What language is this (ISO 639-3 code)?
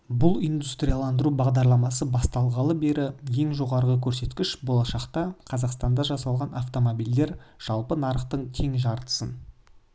kaz